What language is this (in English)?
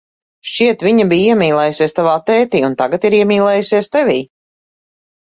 Latvian